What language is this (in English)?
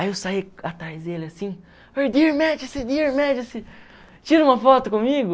Portuguese